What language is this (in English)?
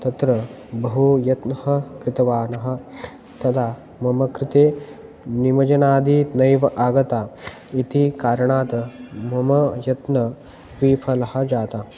Sanskrit